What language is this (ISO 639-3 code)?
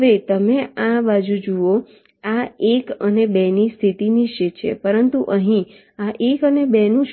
guj